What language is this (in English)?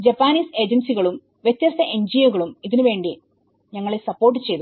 Malayalam